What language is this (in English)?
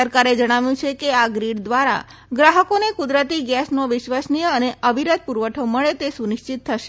Gujarati